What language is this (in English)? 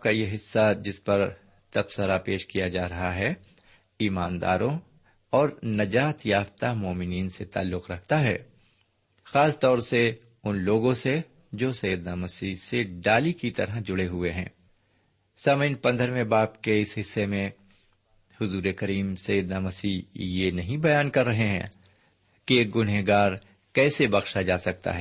Urdu